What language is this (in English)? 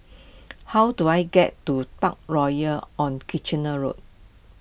English